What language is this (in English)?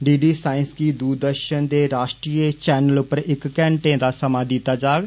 Dogri